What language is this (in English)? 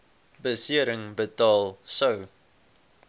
Afrikaans